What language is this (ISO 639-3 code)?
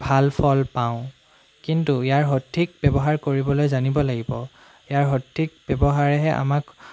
asm